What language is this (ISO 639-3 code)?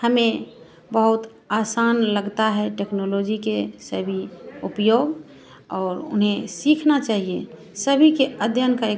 hin